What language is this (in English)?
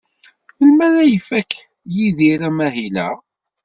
Kabyle